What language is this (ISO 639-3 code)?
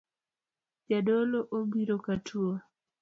luo